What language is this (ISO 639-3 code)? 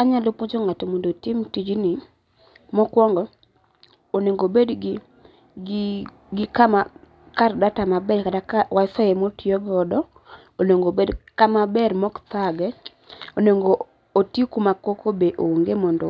luo